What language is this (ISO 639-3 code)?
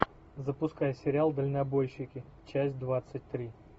rus